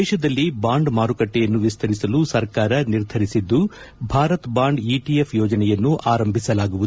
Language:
Kannada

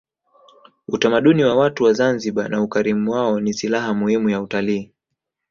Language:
Swahili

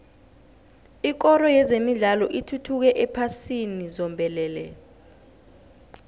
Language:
South Ndebele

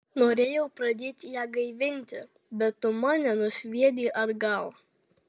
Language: Lithuanian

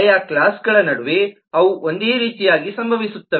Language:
Kannada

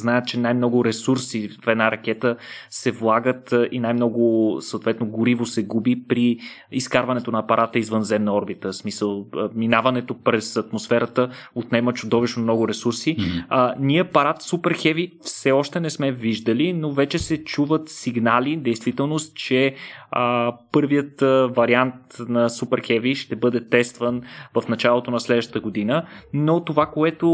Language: Bulgarian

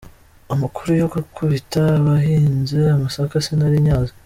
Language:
Kinyarwanda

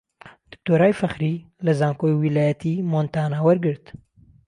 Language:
Central Kurdish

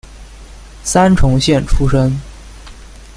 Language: Chinese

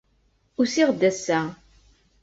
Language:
Kabyle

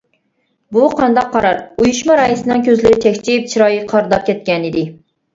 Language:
Uyghur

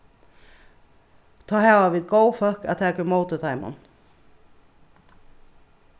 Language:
Faroese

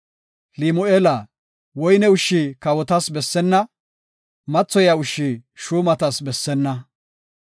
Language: Gofa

